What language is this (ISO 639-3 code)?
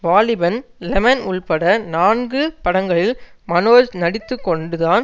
tam